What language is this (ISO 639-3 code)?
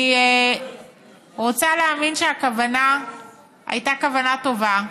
heb